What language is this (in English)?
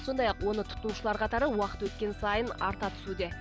Kazakh